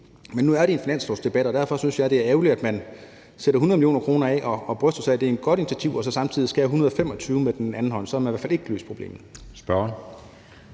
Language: Danish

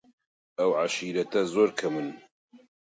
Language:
Central Kurdish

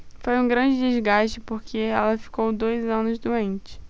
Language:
Portuguese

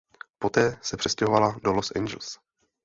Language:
Czech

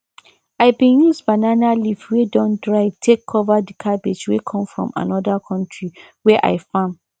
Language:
Nigerian Pidgin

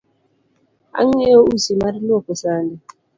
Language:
Luo (Kenya and Tanzania)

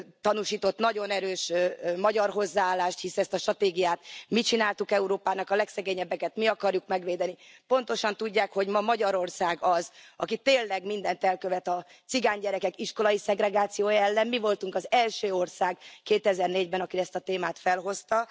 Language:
Hungarian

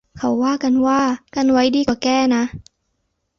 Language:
Thai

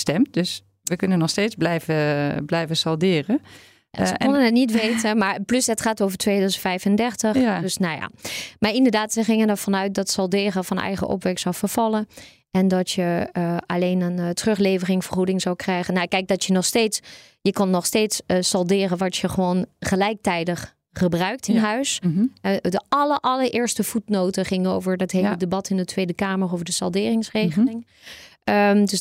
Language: Dutch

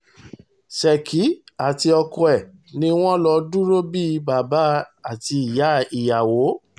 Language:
Yoruba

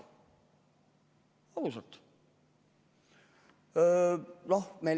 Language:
Estonian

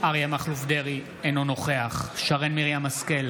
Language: Hebrew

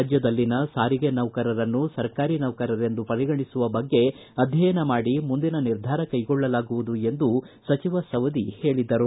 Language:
Kannada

